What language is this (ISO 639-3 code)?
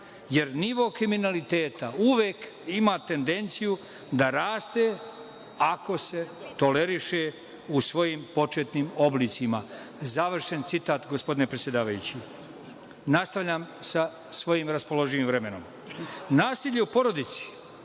srp